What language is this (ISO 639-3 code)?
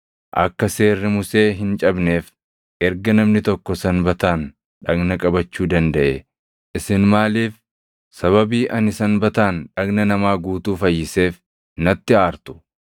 orm